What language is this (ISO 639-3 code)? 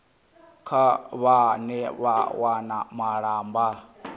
ven